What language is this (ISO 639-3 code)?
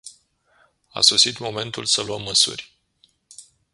ron